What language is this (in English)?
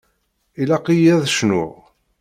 Kabyle